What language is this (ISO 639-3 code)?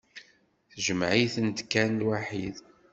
kab